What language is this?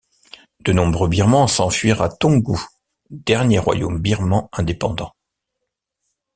French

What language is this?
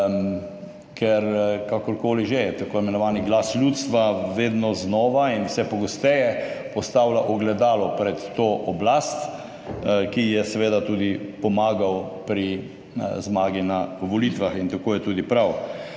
Slovenian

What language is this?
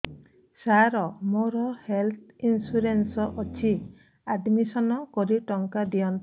Odia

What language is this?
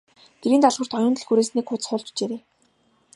Mongolian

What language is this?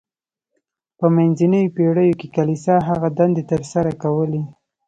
Pashto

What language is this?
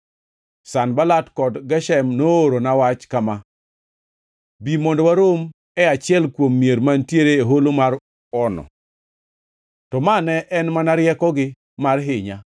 Luo (Kenya and Tanzania)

